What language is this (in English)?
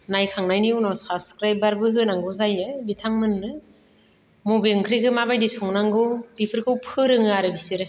Bodo